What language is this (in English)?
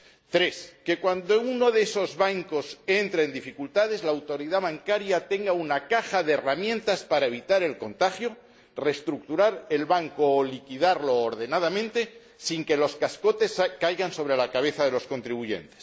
Spanish